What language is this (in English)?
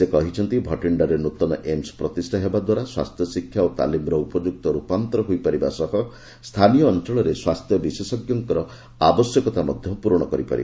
Odia